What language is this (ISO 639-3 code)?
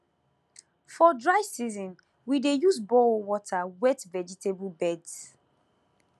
pcm